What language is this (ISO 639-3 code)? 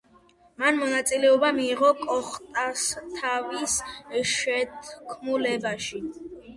kat